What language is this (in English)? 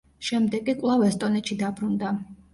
Georgian